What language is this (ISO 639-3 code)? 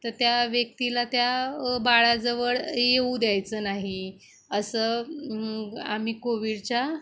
mar